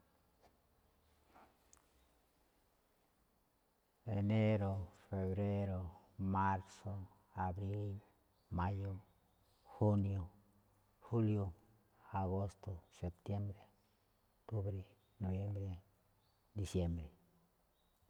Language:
Malinaltepec Me'phaa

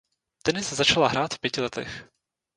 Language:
Czech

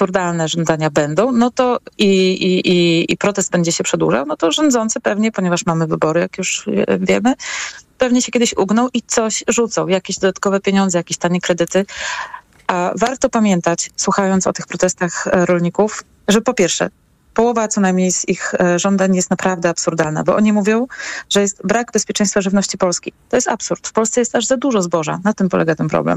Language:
Polish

